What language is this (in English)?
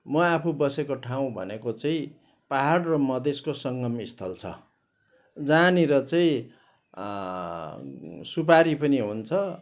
Nepali